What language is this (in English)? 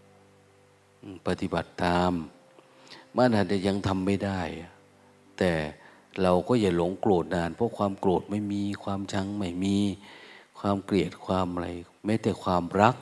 Thai